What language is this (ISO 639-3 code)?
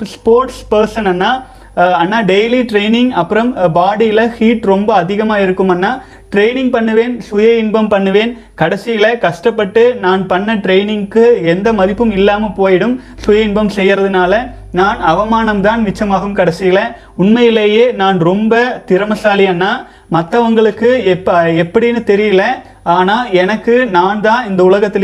tam